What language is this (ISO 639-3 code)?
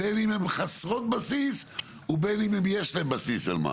heb